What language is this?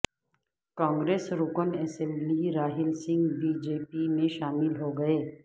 Urdu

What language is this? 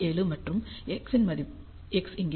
Tamil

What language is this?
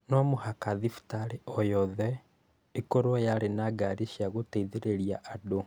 Kikuyu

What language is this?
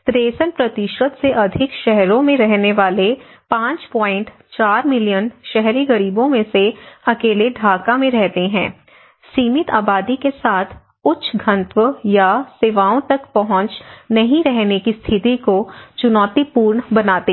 Hindi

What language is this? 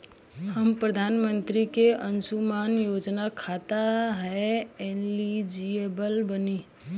Bhojpuri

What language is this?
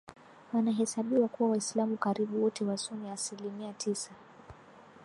Swahili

